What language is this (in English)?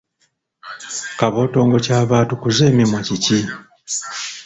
Ganda